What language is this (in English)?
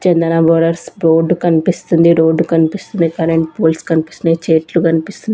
Telugu